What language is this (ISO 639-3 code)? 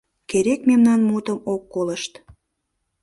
chm